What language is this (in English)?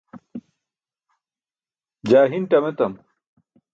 Burushaski